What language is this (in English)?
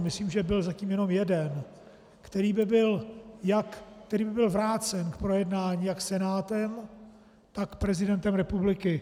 Czech